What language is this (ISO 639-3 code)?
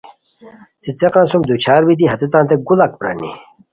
khw